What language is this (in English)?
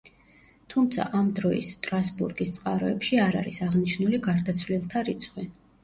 Georgian